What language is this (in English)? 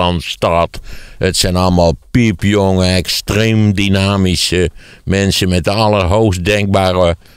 Dutch